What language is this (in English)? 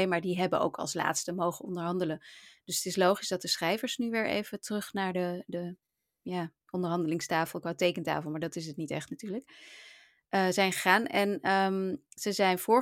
Dutch